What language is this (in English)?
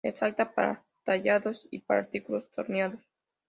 Spanish